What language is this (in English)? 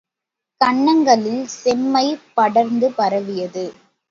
Tamil